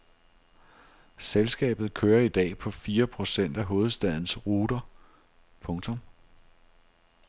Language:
Danish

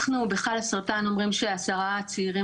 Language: Hebrew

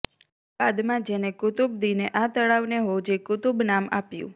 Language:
Gujarati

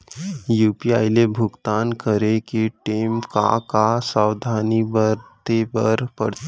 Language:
Chhattisgarhi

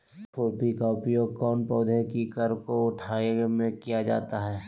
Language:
Magahi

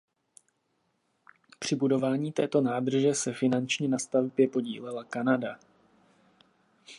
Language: Czech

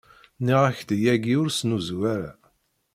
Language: Kabyle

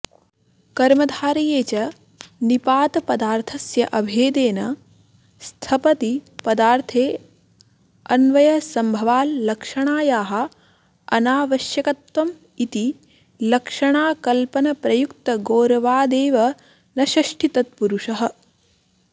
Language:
Sanskrit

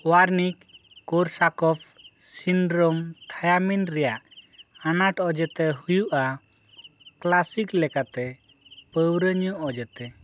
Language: Santali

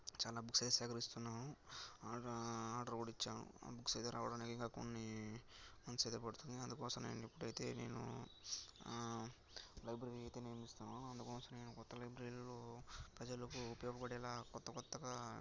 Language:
Telugu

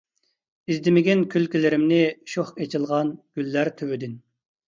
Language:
Uyghur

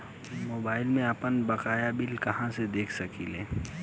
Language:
Bhojpuri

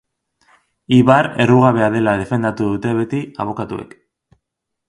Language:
Basque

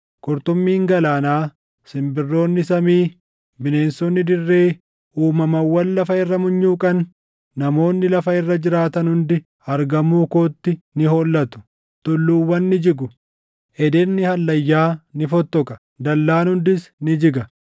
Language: Oromo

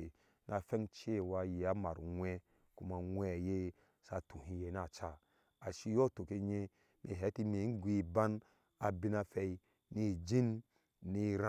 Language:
Ashe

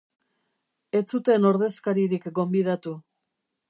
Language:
Basque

